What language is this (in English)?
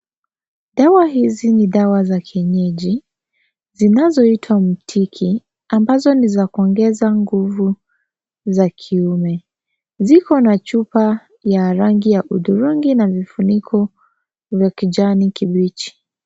Swahili